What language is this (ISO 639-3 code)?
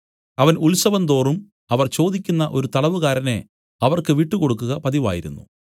mal